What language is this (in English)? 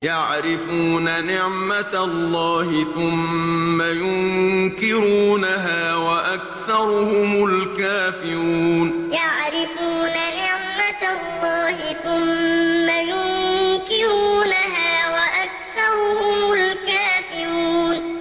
Arabic